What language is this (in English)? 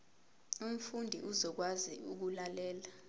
Zulu